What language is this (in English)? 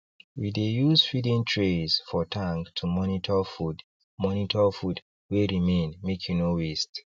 Nigerian Pidgin